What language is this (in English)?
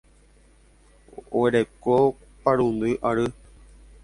Guarani